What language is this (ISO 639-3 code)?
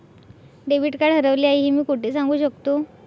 mar